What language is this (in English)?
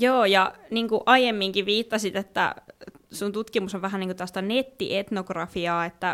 Finnish